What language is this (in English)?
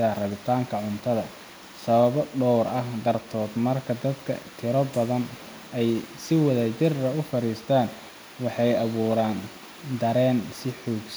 Somali